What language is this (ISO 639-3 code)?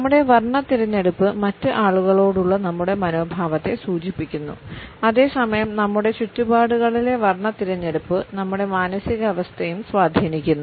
mal